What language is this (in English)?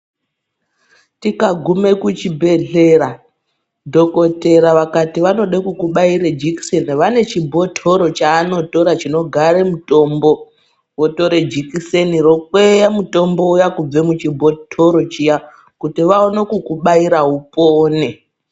Ndau